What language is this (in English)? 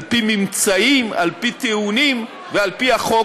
Hebrew